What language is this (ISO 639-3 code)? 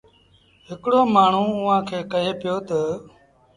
sbn